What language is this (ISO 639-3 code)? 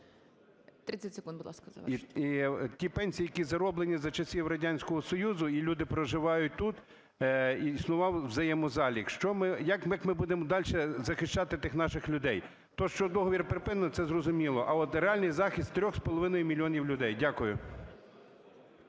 ukr